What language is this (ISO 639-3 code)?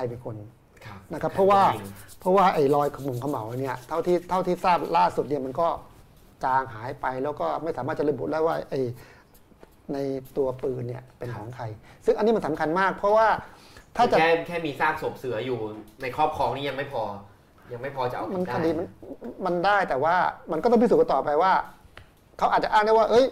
tha